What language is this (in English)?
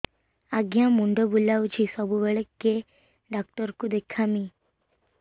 Odia